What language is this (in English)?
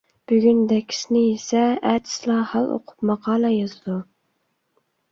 Uyghur